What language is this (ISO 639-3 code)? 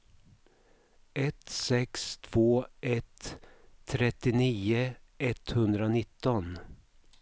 swe